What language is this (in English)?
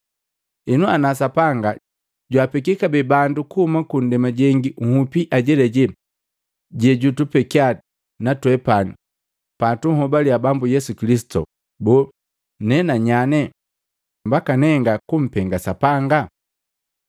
Matengo